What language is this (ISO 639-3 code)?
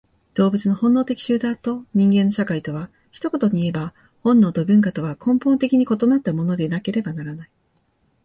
jpn